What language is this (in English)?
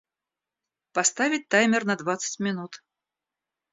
Russian